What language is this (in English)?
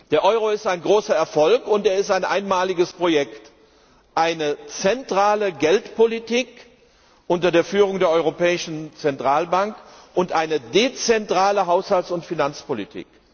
German